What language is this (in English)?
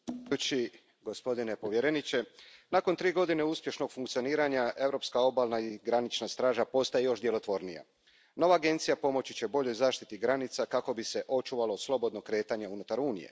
Croatian